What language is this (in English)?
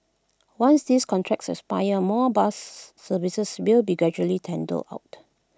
English